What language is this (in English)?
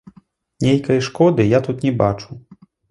Belarusian